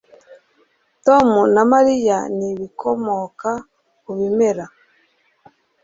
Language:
Kinyarwanda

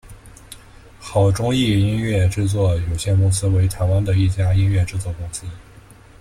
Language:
Chinese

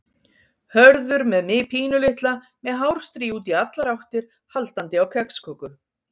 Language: Icelandic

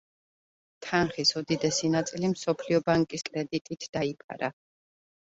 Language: Georgian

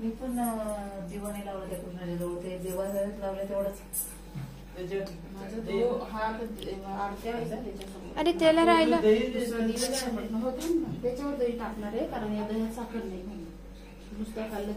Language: Marathi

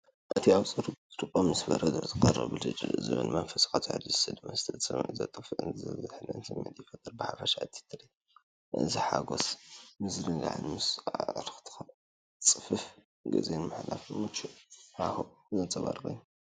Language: Tigrinya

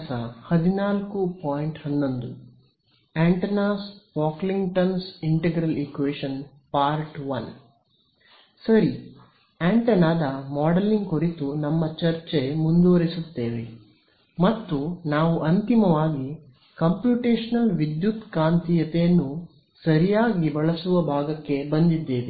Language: Kannada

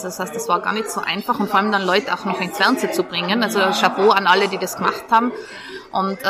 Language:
German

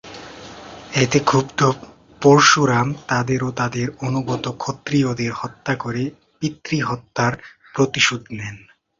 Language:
Bangla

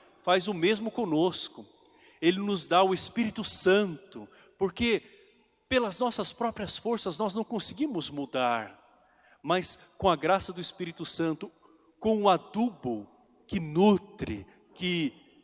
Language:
Portuguese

